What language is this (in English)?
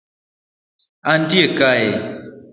Luo (Kenya and Tanzania)